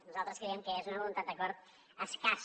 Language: Catalan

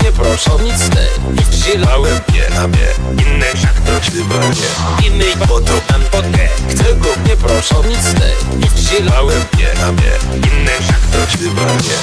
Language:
Polish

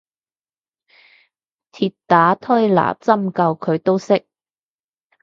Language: Cantonese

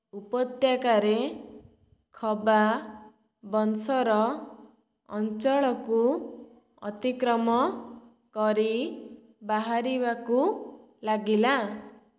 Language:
Odia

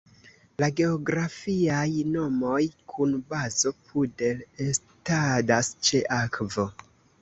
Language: Esperanto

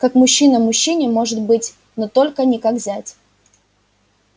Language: Russian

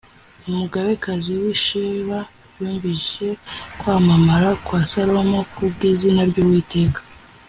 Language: Kinyarwanda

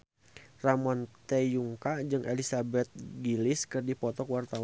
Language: Sundanese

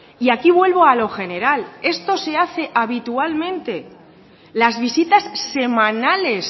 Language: Spanish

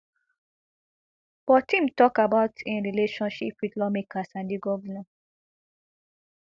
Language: Nigerian Pidgin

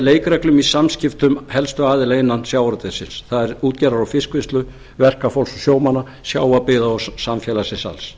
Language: Icelandic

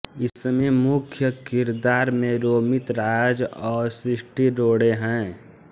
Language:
Hindi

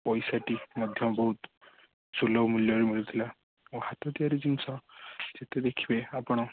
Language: Odia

